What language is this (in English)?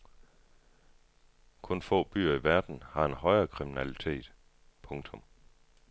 Danish